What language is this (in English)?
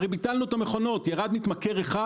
Hebrew